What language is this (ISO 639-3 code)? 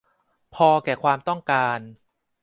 tha